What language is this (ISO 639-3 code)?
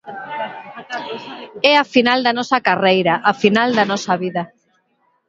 glg